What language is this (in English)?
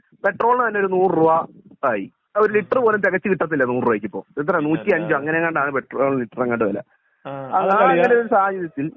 Malayalam